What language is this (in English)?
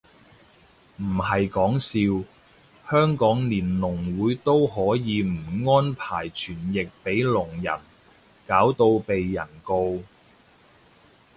Cantonese